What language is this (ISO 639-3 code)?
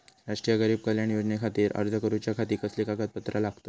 mar